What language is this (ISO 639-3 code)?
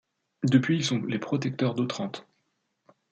fra